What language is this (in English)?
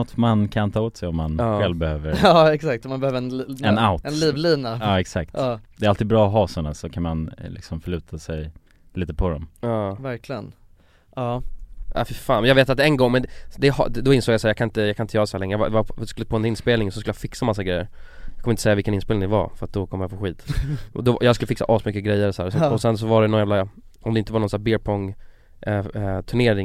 Swedish